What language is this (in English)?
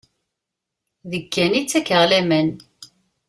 Kabyle